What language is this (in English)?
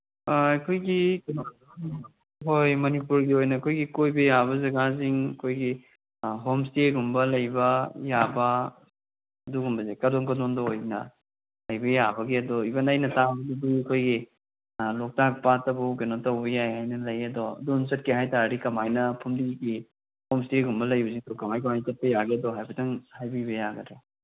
Manipuri